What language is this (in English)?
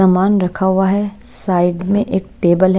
Hindi